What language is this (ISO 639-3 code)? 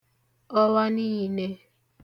ibo